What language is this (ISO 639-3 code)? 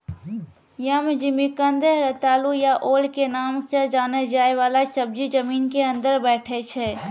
mai